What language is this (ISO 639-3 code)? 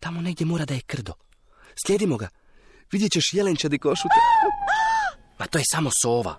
hrv